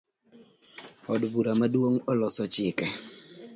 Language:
Luo (Kenya and Tanzania)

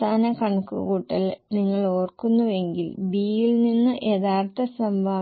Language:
Malayalam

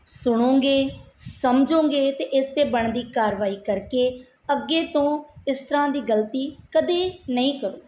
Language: Punjabi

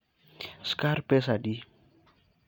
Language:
Luo (Kenya and Tanzania)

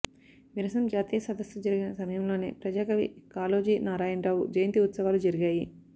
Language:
Telugu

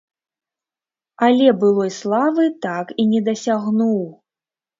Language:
Belarusian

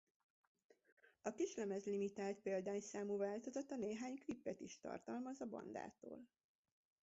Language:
Hungarian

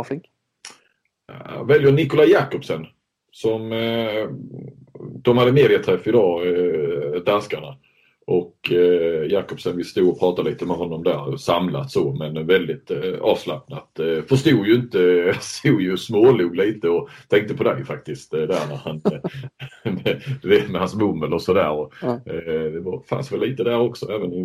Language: Swedish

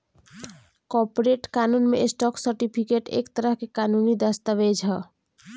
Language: Bhojpuri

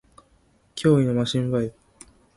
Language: Japanese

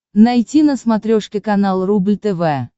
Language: Russian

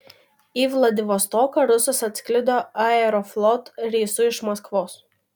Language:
Lithuanian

